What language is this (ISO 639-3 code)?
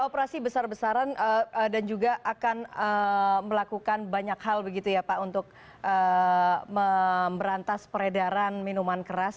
ind